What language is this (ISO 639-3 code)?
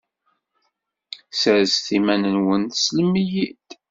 kab